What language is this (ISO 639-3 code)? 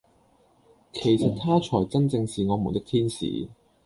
yue